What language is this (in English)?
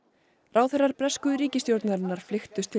Icelandic